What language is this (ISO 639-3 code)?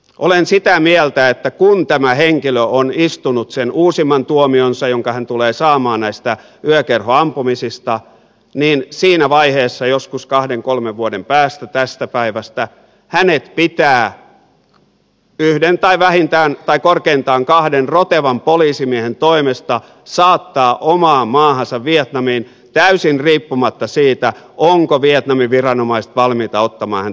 fin